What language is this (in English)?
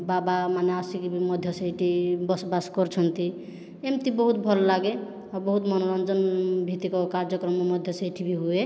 Odia